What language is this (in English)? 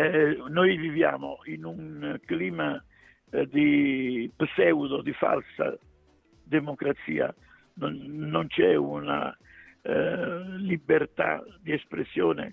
Italian